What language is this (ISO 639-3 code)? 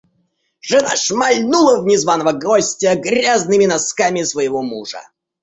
rus